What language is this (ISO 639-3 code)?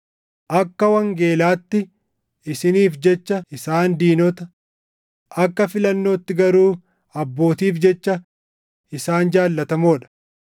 orm